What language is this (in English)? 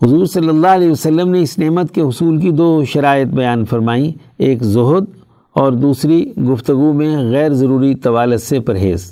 Urdu